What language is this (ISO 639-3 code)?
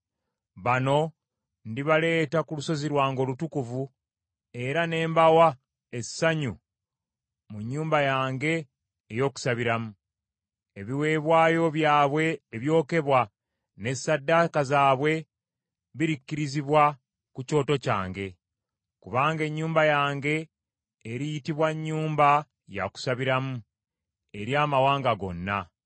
lug